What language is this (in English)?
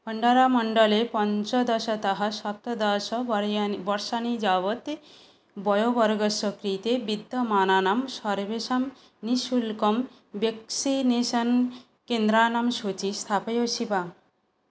Sanskrit